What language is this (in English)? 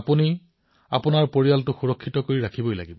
Assamese